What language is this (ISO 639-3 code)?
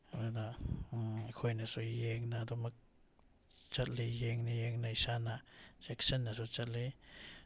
mni